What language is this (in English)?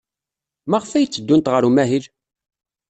Kabyle